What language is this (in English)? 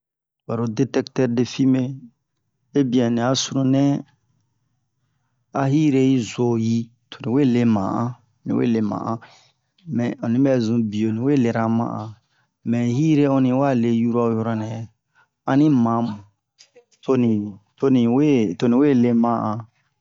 Bomu